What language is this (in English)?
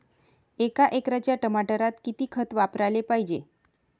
Marathi